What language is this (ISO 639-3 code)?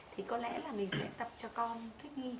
vie